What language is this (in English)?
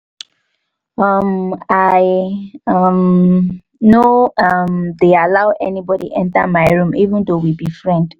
Nigerian Pidgin